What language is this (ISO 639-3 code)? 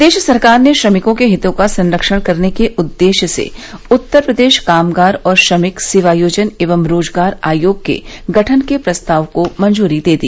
hin